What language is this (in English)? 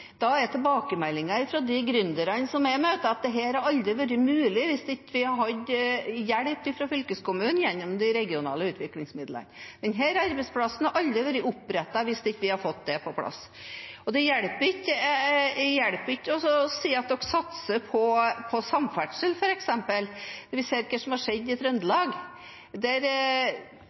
Norwegian Bokmål